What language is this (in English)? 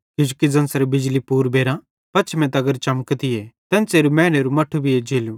Bhadrawahi